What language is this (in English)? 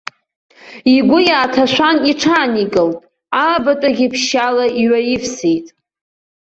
Abkhazian